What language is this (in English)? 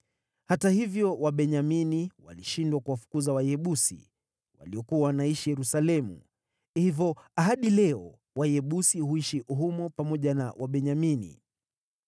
Swahili